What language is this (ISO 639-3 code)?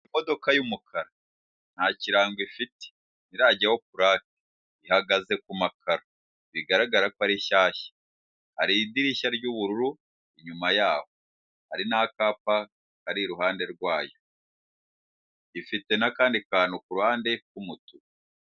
kin